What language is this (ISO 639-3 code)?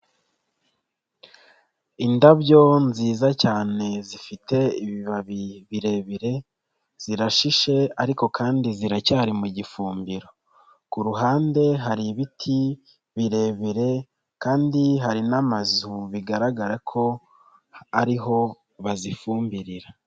kin